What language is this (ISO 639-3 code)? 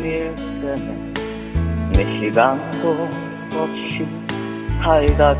kor